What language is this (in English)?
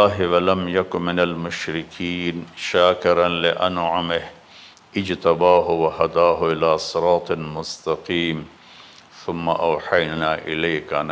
Hindi